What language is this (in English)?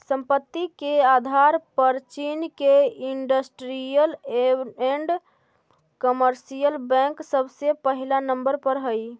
Magahi